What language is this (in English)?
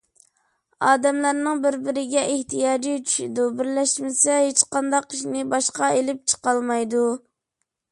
Uyghur